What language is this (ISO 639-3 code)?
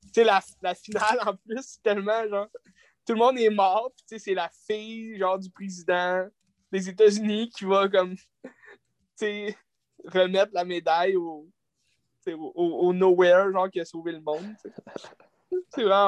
fra